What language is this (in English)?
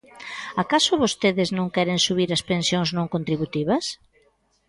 Galician